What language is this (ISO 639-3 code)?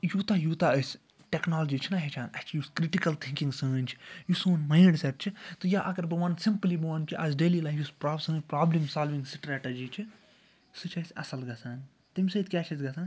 kas